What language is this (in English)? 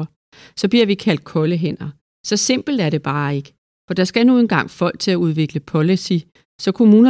Danish